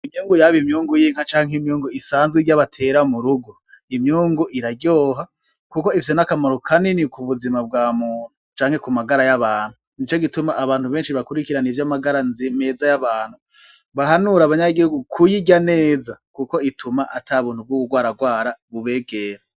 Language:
Rundi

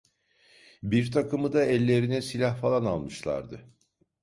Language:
Turkish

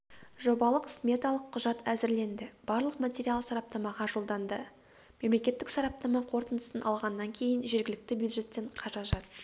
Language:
Kazakh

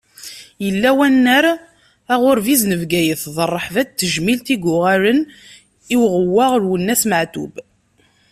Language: Kabyle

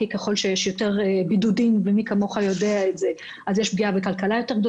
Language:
Hebrew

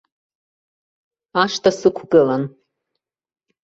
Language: Abkhazian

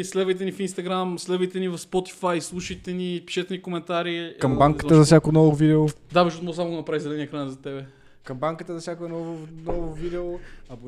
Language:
Bulgarian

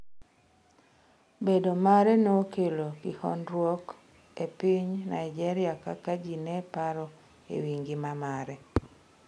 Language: Luo (Kenya and Tanzania)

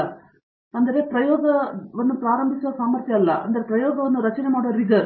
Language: Kannada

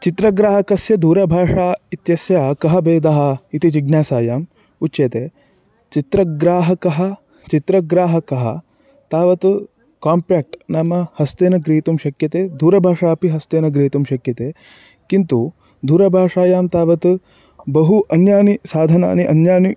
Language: Sanskrit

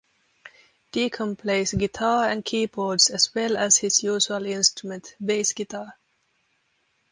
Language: English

